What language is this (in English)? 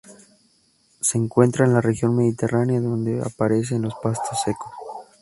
Spanish